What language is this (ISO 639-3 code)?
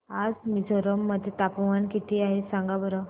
mar